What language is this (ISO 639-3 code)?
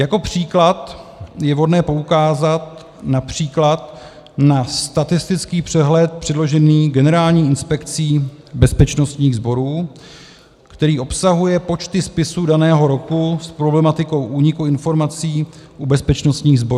ces